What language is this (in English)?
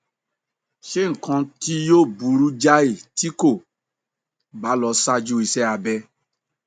Yoruba